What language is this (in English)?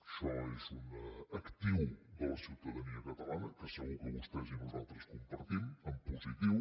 Catalan